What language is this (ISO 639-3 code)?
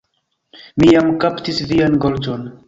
epo